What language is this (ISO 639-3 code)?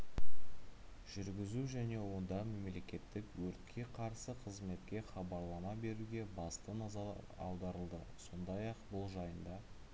kaz